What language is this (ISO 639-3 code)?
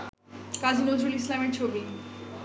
ben